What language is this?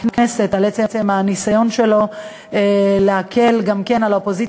Hebrew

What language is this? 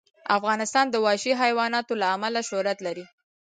Pashto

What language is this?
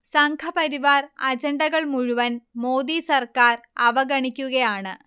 Malayalam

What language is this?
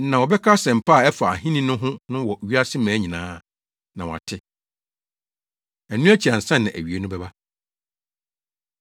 Akan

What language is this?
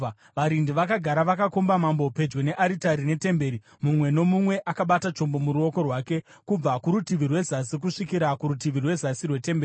Shona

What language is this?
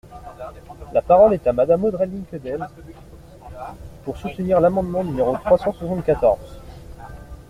French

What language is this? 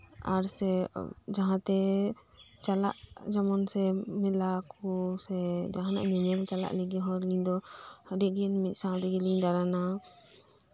Santali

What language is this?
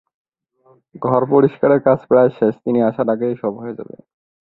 Bangla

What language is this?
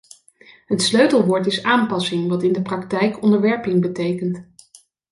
Dutch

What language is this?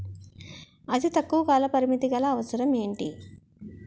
Telugu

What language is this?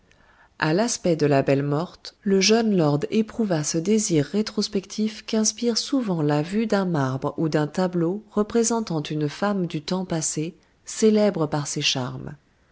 French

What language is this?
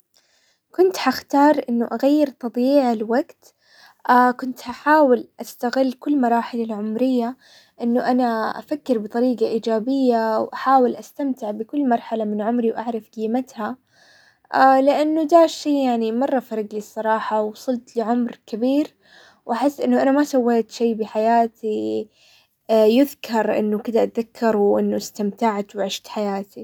Hijazi Arabic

